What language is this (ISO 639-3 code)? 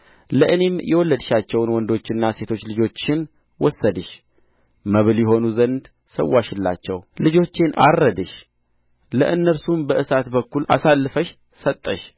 amh